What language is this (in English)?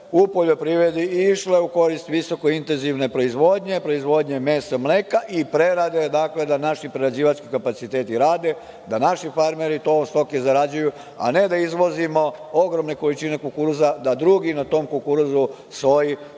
Serbian